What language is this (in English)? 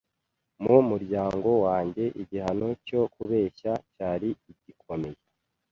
Kinyarwanda